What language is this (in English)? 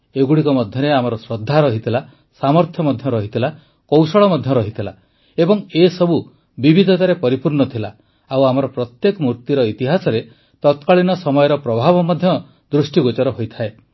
Odia